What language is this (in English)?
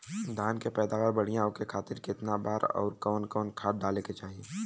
Bhojpuri